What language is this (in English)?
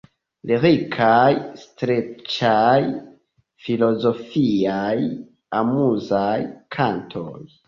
Esperanto